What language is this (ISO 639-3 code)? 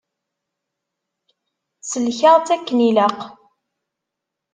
kab